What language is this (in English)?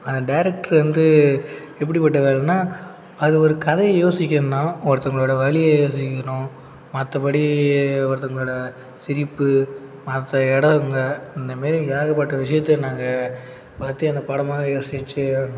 Tamil